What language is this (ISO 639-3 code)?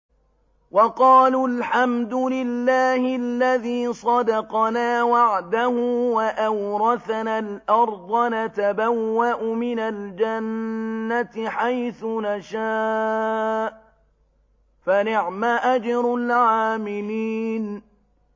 ara